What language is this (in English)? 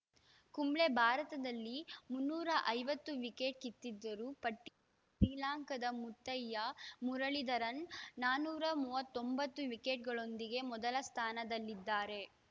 Kannada